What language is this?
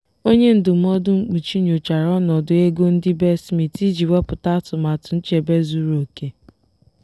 Igbo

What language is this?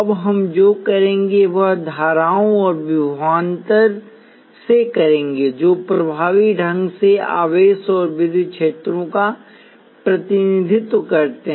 Hindi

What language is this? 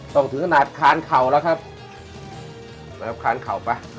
Thai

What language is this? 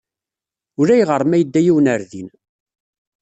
Kabyle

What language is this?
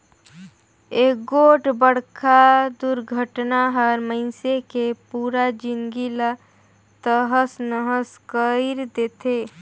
Chhattisgarhi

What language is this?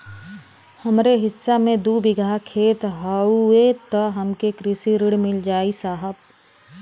Bhojpuri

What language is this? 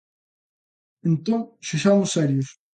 Galician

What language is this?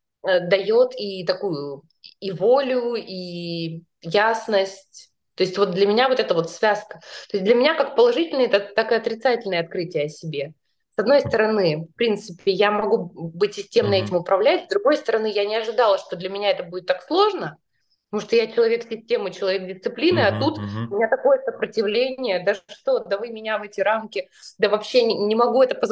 Russian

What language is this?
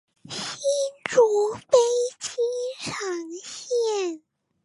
Chinese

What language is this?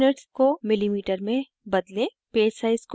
Hindi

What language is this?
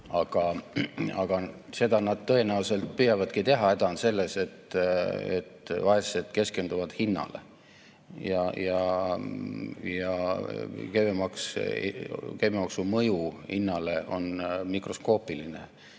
Estonian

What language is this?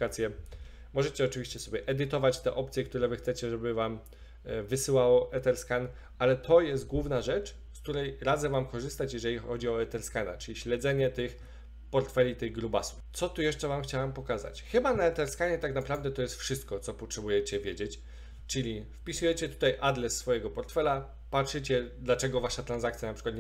Polish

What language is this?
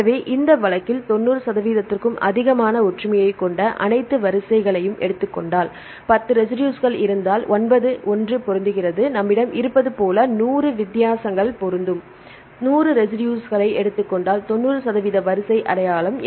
Tamil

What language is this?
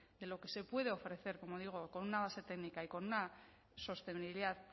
Spanish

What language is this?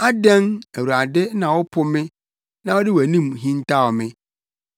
Akan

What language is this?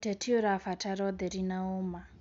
Kikuyu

